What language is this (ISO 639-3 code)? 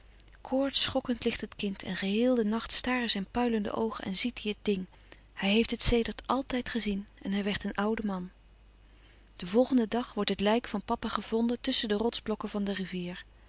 nld